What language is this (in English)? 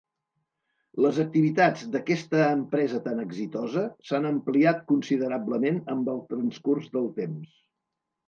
Catalan